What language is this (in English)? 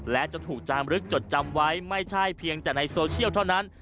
Thai